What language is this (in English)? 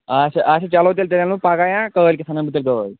Kashmiri